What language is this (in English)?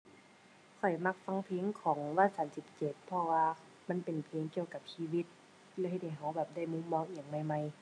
Thai